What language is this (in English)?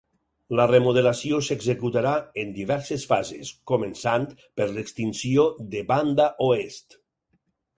Catalan